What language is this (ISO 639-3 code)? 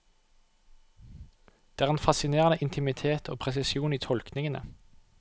nor